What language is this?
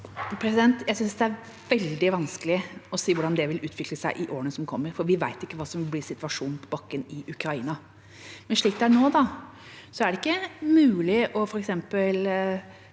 Norwegian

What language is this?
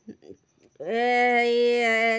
Assamese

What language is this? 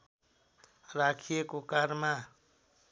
Nepali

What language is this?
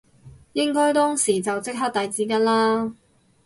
Cantonese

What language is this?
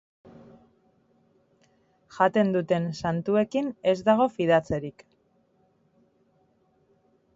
Basque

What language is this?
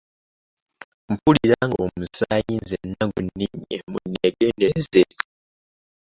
Ganda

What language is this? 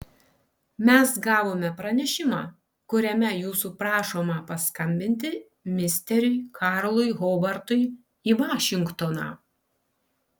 Lithuanian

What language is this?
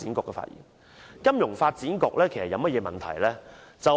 Cantonese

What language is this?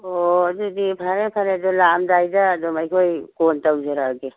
Manipuri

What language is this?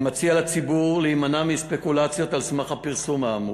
Hebrew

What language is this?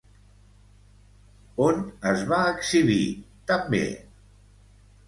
Catalan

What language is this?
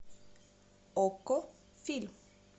Russian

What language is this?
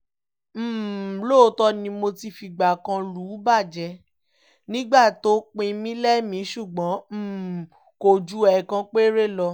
Yoruba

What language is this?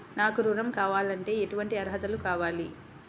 Telugu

